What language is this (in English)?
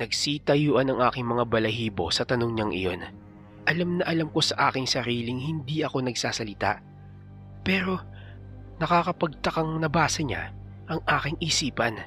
Filipino